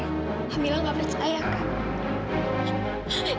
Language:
Indonesian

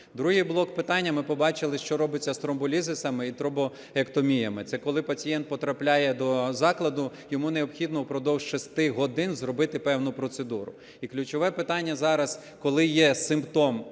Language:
Ukrainian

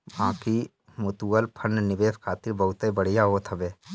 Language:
Bhojpuri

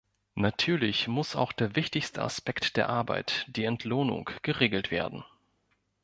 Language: German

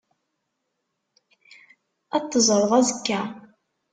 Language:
Kabyle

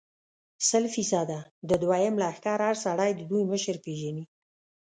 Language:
Pashto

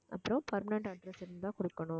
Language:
Tamil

